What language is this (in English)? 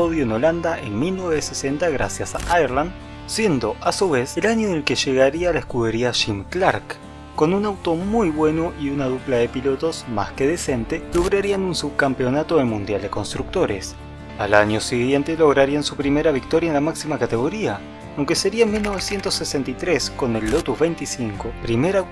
Spanish